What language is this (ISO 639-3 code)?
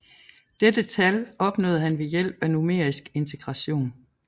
dan